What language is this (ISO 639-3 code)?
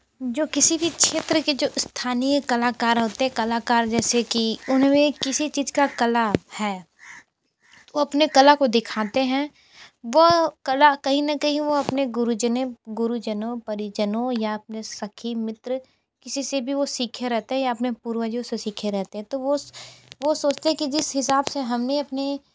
hin